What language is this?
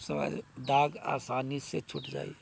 Maithili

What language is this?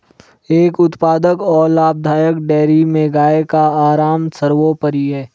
Hindi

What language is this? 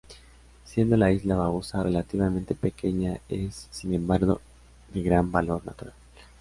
Spanish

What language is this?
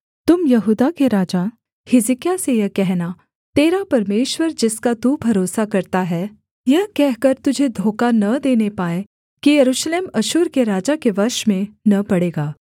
Hindi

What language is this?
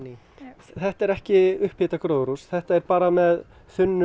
Icelandic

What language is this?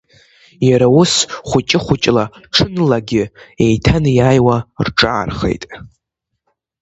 Abkhazian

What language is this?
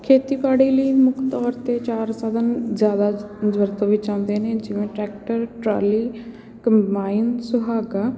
Punjabi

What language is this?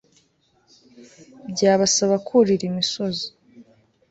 Kinyarwanda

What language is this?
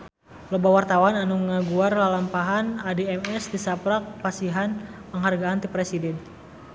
Sundanese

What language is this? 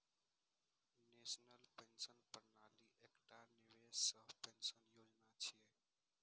Maithili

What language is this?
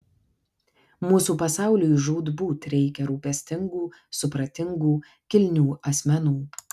Lithuanian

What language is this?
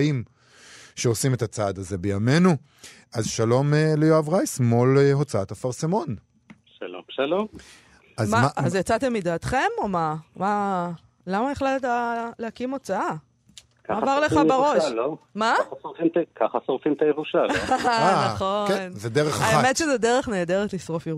Hebrew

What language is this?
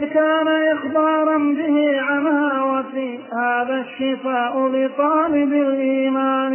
Arabic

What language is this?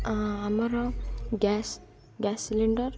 Odia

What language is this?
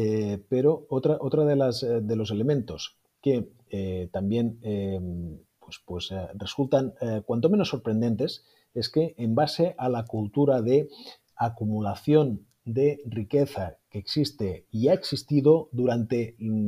Spanish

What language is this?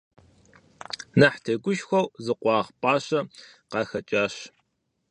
Kabardian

